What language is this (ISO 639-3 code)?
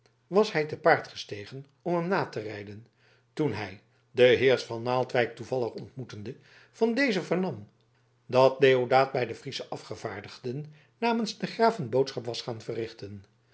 nld